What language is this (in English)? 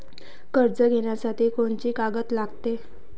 Marathi